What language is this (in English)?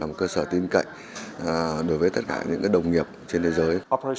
Vietnamese